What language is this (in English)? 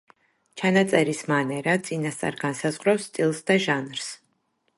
Georgian